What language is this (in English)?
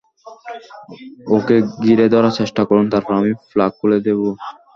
Bangla